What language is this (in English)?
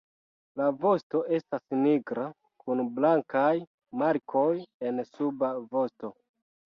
Esperanto